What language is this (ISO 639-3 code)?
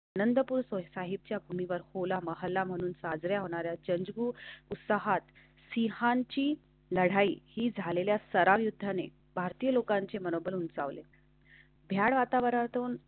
mar